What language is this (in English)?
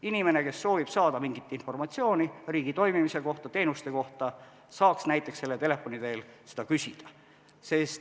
Estonian